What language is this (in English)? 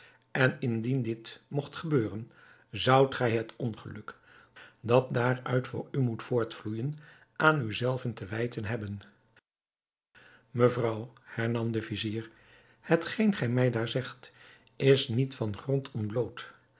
Dutch